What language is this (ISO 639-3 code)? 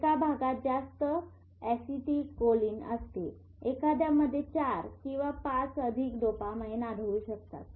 mar